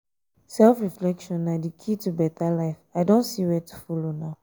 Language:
Nigerian Pidgin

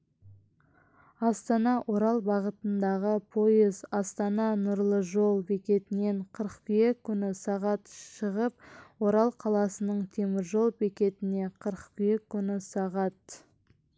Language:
Kazakh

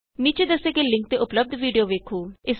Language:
Punjabi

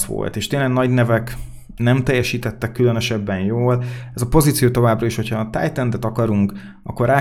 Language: Hungarian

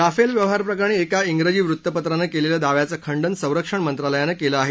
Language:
Marathi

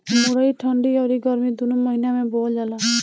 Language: Bhojpuri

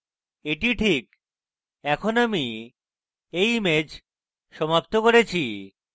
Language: Bangla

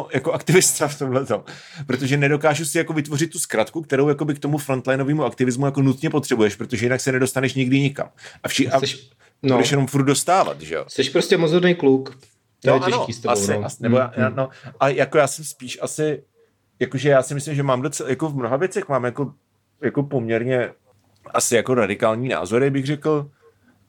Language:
Czech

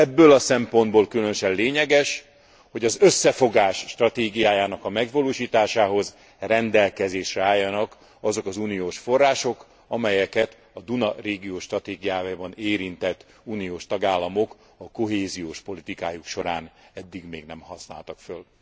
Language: Hungarian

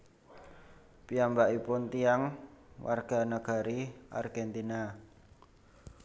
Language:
Javanese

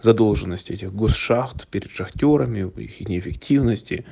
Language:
Russian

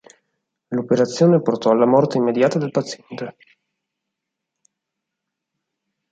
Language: Italian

